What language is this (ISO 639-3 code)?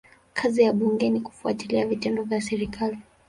swa